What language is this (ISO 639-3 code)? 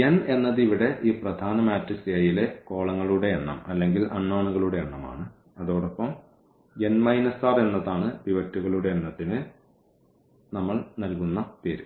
mal